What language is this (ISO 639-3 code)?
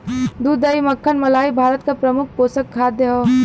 bho